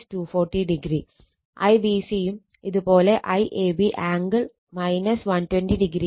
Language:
Malayalam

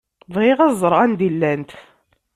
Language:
Kabyle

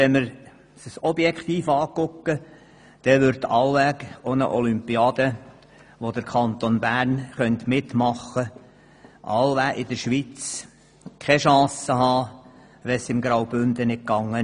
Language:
Swiss German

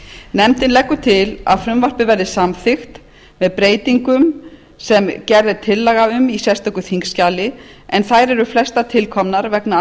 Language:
Icelandic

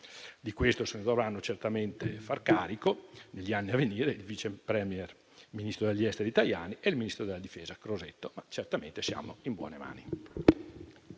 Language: Italian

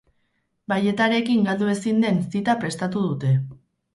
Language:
Basque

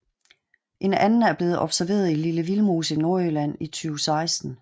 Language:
Danish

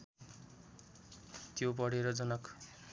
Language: Nepali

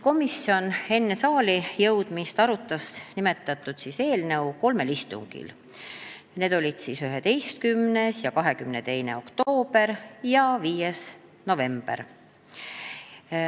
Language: Estonian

